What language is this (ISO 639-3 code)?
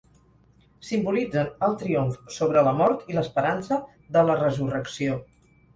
cat